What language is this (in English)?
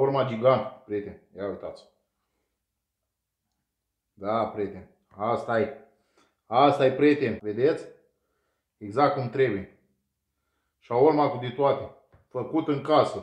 Romanian